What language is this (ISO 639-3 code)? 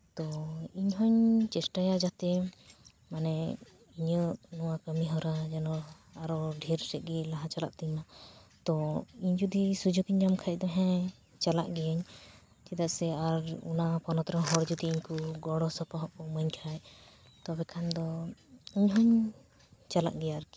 sat